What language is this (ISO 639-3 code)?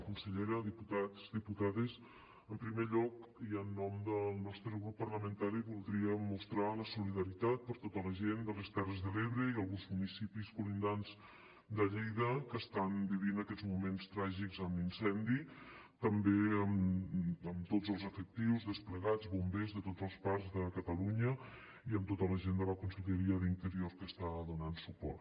cat